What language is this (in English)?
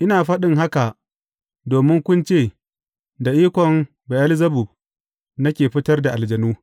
Hausa